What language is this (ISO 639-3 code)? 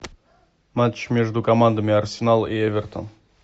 rus